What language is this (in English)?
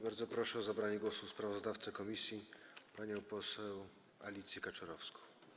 Polish